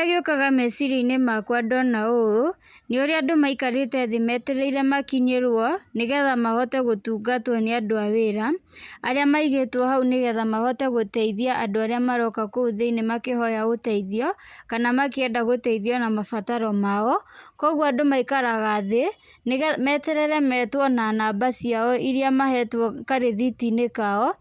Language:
Kikuyu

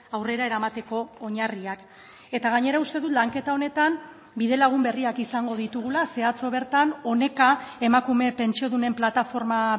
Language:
Basque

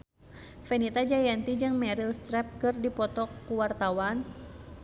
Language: Sundanese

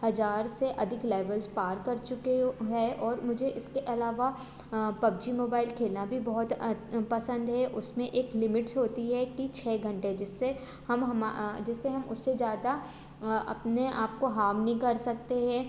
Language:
Hindi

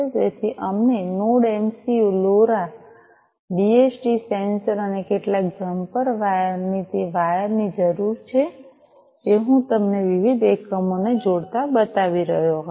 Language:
Gujarati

